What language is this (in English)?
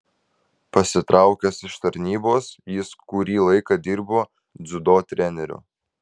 Lithuanian